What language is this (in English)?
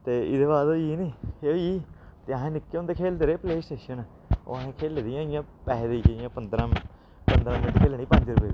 Dogri